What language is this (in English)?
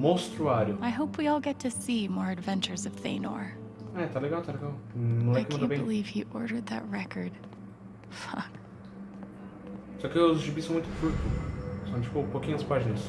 Portuguese